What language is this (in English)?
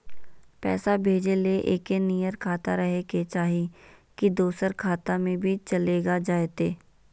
Magahi